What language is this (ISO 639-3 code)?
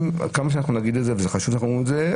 heb